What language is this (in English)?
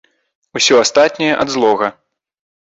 Belarusian